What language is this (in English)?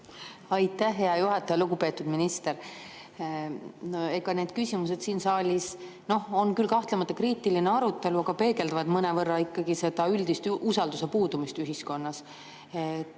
Estonian